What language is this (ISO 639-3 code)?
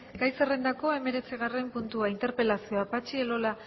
eus